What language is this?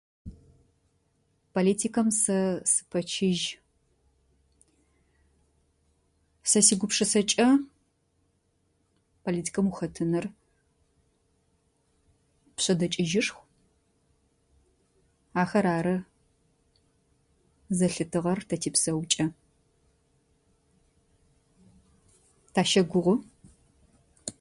Adyghe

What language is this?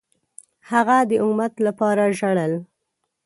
Pashto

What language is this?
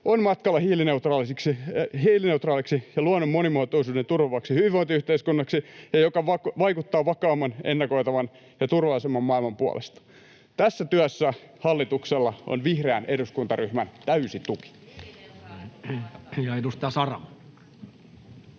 Finnish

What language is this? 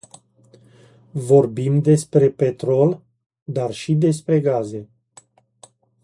Romanian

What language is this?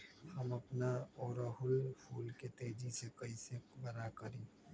Magahi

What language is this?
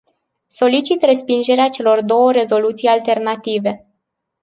Romanian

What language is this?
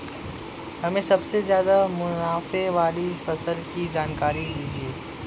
Hindi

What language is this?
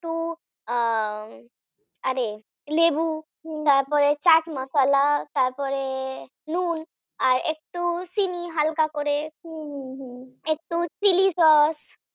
Bangla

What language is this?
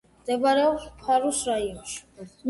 Georgian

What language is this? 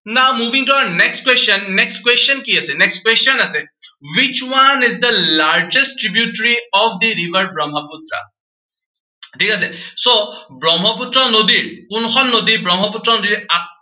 Assamese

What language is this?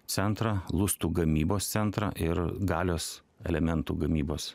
Lithuanian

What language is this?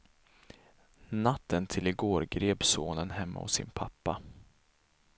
Swedish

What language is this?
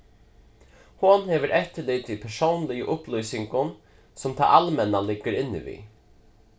Faroese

